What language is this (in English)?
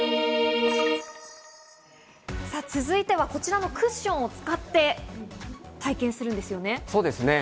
Japanese